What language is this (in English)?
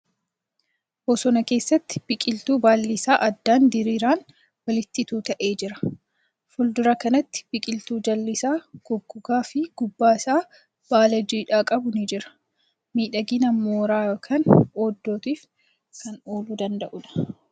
Oromo